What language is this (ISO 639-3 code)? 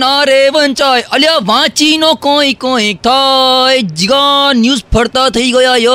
guj